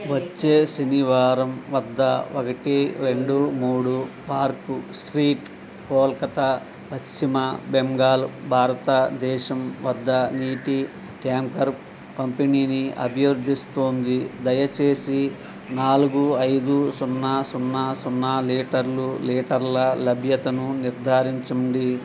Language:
Telugu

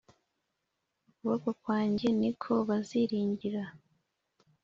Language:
Kinyarwanda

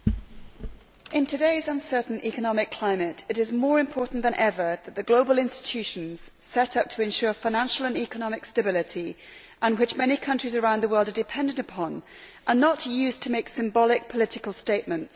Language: English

